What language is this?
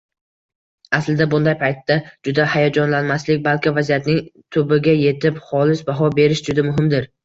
Uzbek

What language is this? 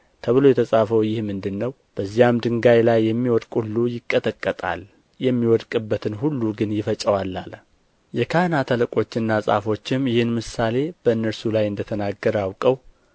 Amharic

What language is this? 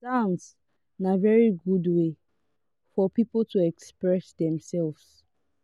Nigerian Pidgin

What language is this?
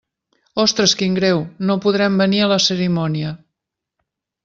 Catalan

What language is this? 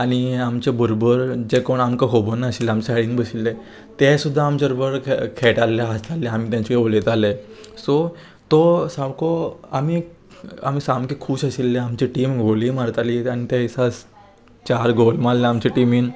Konkani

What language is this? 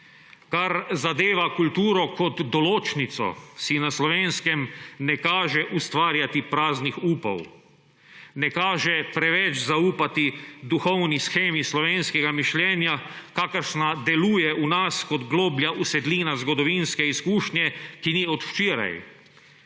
Slovenian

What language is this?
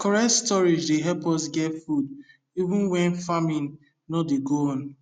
Nigerian Pidgin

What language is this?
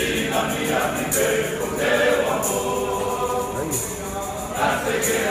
Romanian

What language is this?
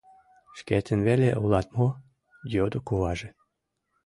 Mari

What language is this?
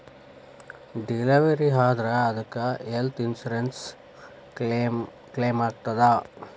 Kannada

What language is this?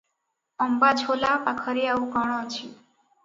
Odia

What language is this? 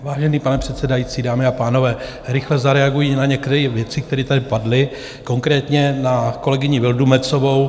Czech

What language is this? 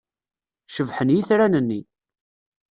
Kabyle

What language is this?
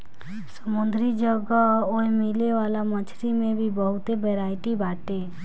Bhojpuri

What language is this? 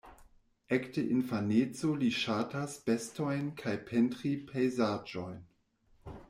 Esperanto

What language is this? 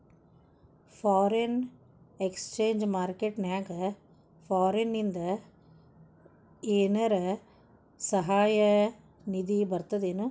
Kannada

